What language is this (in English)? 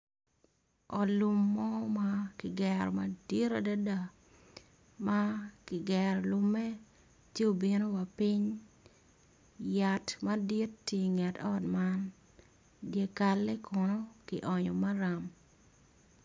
Acoli